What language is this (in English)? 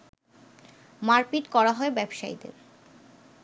Bangla